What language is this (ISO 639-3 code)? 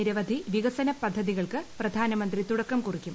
mal